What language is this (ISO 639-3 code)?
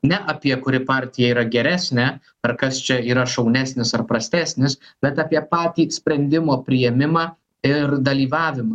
lit